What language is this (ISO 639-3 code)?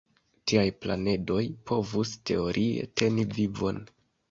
epo